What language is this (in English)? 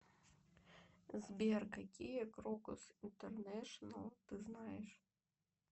Russian